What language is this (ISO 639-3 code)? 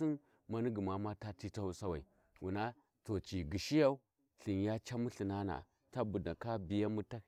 wji